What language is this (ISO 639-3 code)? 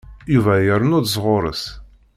kab